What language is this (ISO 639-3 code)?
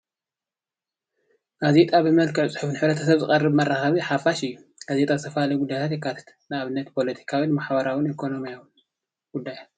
tir